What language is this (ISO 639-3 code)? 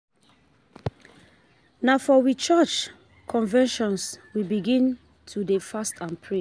pcm